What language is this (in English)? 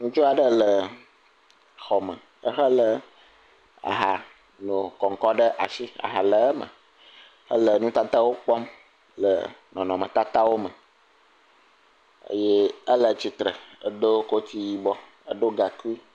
Ewe